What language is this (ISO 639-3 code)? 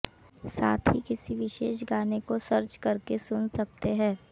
hin